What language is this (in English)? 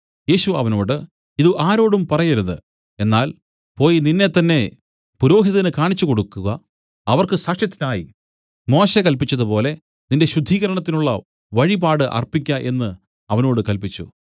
Malayalam